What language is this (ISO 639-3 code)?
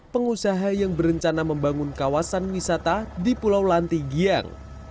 ind